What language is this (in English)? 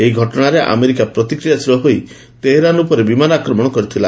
Odia